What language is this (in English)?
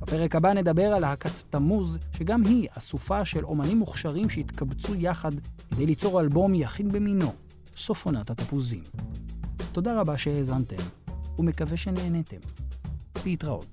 Hebrew